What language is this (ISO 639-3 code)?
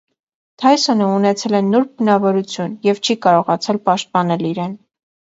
hye